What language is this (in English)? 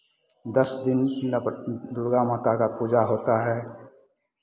Hindi